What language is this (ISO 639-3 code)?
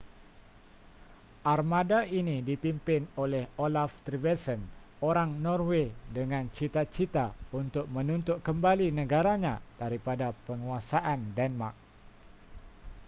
msa